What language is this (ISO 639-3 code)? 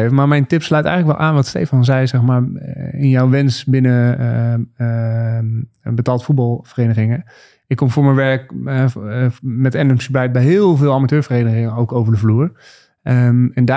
nld